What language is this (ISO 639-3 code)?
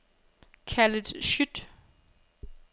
dan